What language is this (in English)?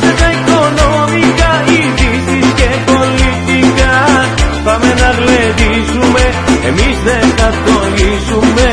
Greek